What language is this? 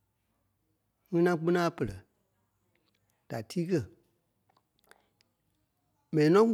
Kpelle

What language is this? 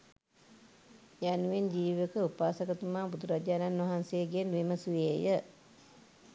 Sinhala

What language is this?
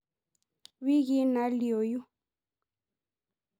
Masai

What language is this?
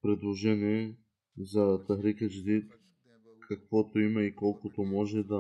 Bulgarian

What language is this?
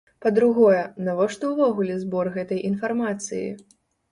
Belarusian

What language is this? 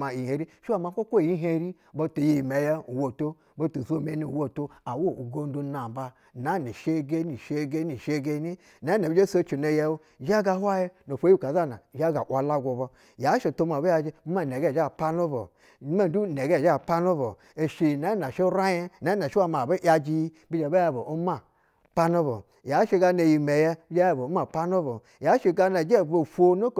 Basa (Nigeria)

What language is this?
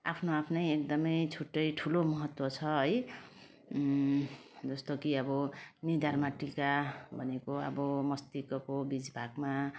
Nepali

